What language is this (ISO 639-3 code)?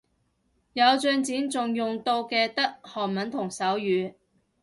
yue